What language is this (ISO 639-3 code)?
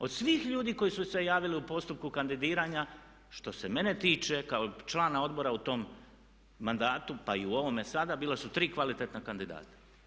hrv